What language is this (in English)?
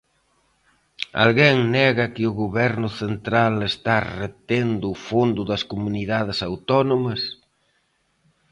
Galician